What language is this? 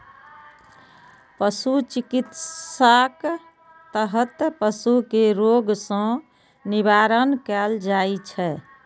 Maithili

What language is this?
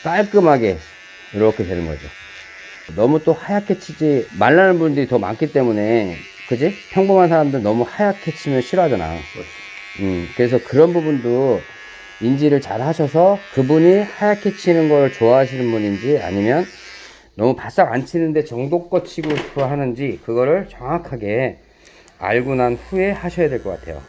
Korean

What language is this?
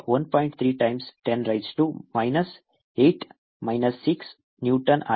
Kannada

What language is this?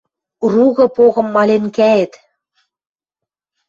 Western Mari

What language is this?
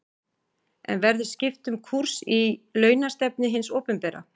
Icelandic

